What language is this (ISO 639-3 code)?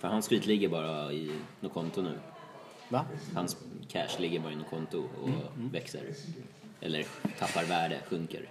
swe